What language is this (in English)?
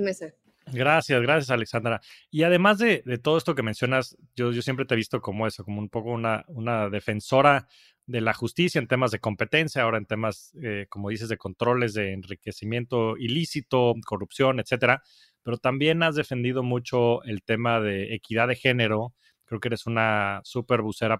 Spanish